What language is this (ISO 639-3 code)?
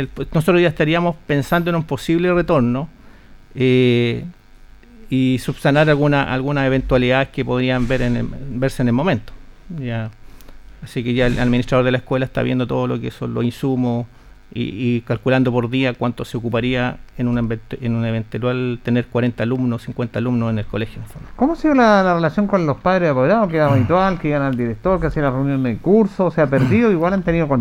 spa